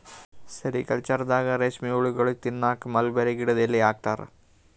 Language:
Kannada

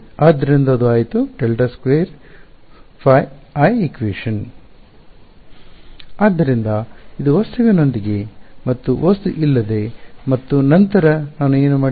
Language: Kannada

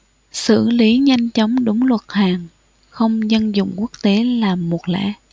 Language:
Vietnamese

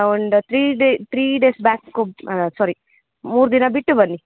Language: Kannada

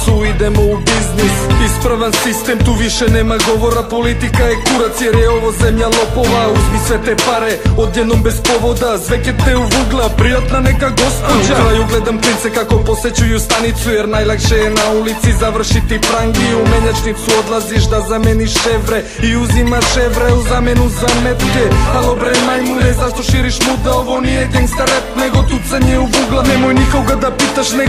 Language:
Polish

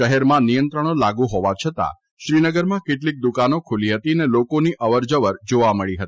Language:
Gujarati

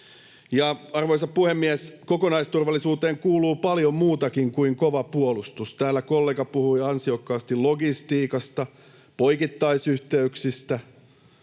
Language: Finnish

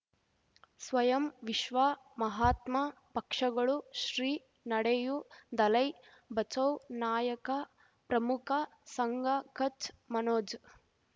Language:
Kannada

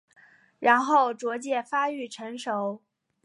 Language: Chinese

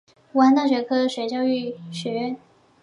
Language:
Chinese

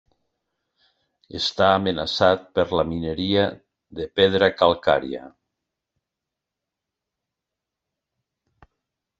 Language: Catalan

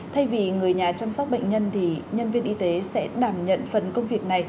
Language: Vietnamese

